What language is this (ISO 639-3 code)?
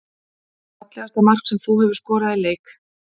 isl